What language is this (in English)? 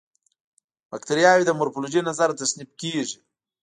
Pashto